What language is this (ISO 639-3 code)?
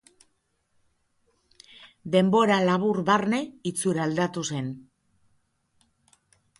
eus